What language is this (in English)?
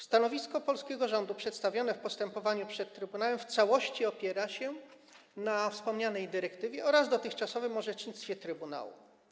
Polish